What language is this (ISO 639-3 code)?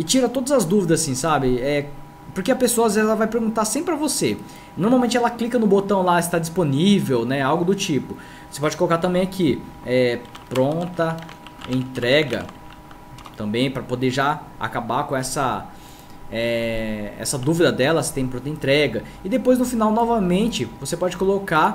por